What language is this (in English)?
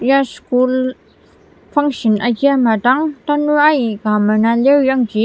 Ao Naga